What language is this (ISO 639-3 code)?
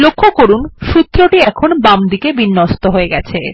ben